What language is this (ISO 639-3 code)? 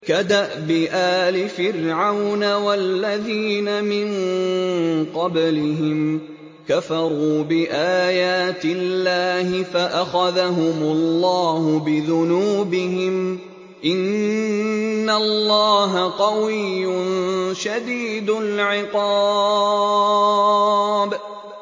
ara